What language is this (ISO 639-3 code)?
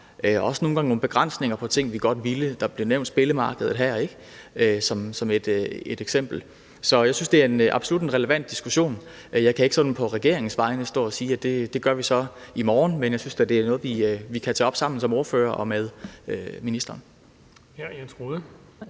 dan